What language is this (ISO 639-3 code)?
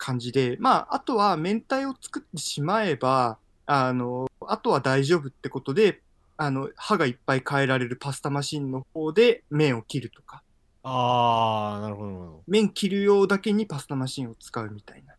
jpn